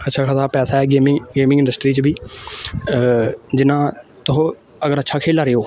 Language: Dogri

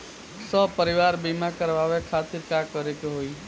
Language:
Bhojpuri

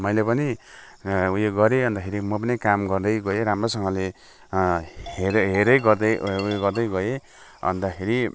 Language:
Nepali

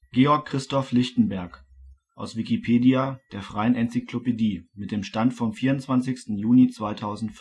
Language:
German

